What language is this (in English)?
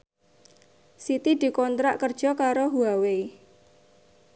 Javanese